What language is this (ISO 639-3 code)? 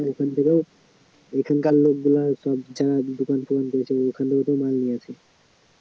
ben